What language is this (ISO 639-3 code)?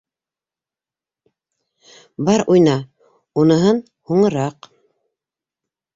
bak